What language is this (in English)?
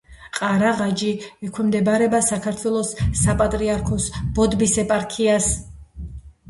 Georgian